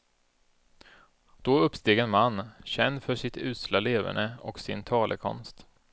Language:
Swedish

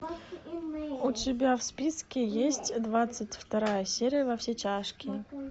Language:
Russian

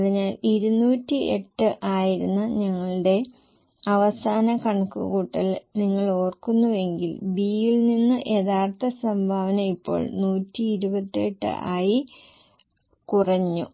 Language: Malayalam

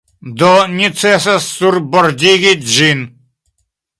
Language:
Esperanto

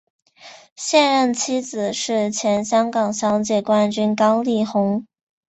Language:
Chinese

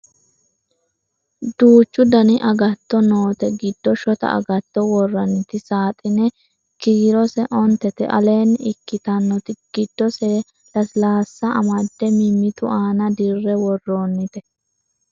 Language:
Sidamo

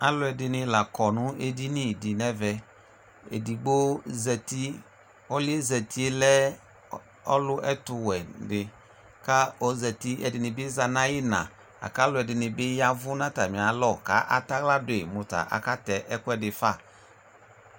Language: Ikposo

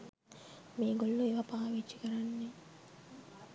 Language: Sinhala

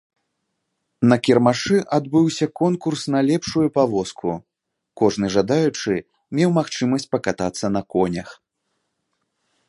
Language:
Belarusian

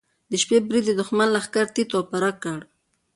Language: Pashto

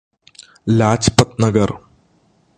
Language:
Malayalam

